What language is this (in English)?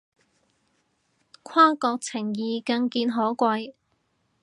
Cantonese